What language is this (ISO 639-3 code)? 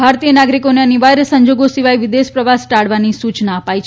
guj